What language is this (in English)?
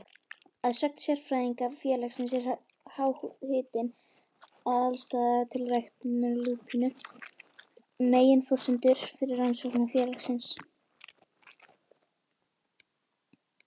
Icelandic